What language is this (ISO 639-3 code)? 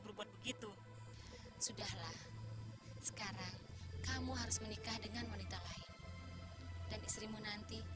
ind